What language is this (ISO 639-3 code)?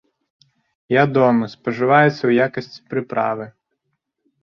bel